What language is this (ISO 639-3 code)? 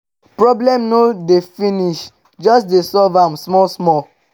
pcm